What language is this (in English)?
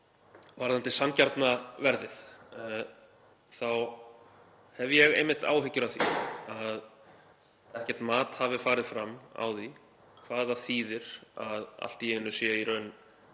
Icelandic